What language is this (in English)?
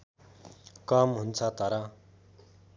Nepali